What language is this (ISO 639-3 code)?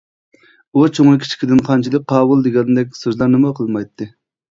uig